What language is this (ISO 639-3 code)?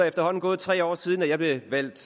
dan